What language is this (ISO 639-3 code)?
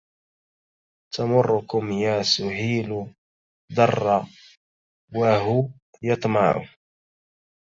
ara